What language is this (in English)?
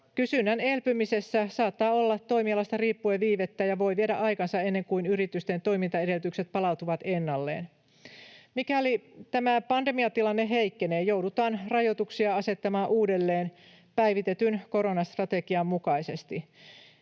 Finnish